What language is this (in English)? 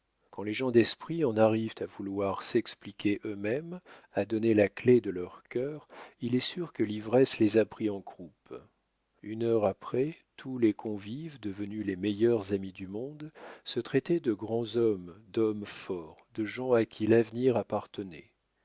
French